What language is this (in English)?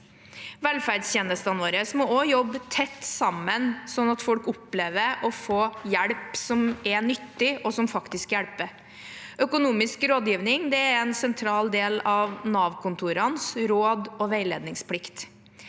Norwegian